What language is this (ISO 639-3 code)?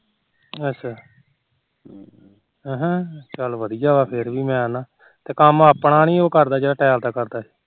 pan